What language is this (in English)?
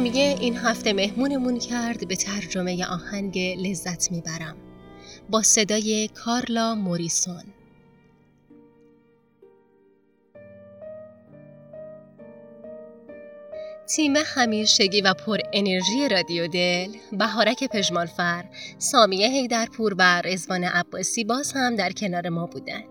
Persian